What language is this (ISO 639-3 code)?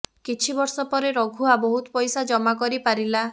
ori